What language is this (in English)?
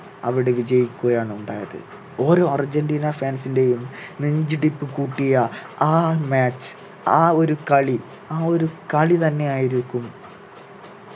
Malayalam